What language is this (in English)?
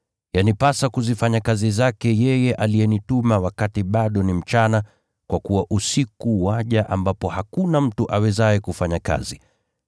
Swahili